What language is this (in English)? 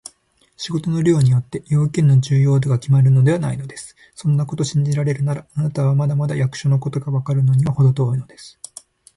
Japanese